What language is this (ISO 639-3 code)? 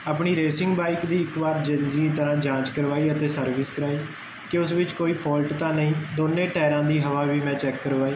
pan